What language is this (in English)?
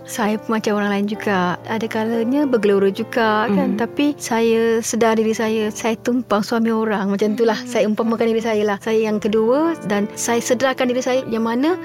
Malay